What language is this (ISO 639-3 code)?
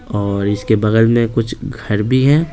hin